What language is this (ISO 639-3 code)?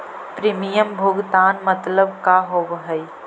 mag